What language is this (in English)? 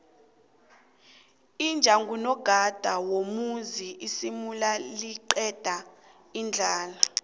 South Ndebele